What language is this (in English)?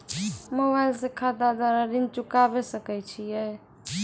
Maithili